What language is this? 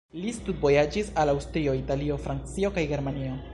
Esperanto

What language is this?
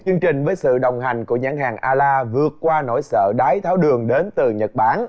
Vietnamese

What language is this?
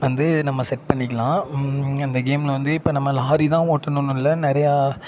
Tamil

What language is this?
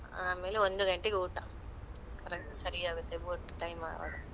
Kannada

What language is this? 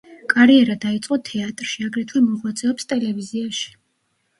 Georgian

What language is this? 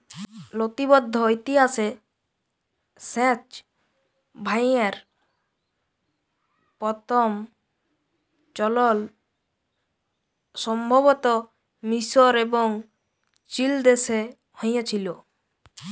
Bangla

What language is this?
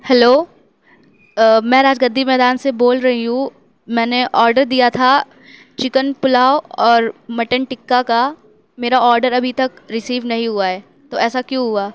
Urdu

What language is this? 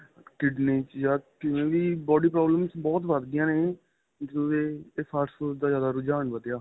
Punjabi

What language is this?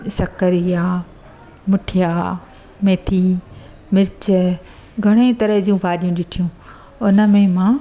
Sindhi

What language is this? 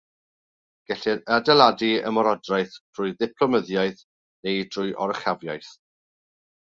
Welsh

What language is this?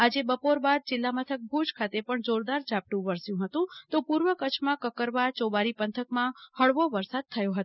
Gujarati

